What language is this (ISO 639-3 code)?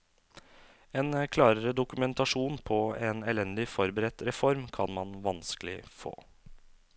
nor